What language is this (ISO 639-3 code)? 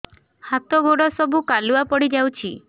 ori